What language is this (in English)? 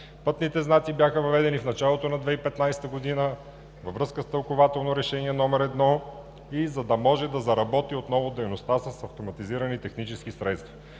Bulgarian